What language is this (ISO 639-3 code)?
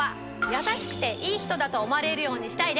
jpn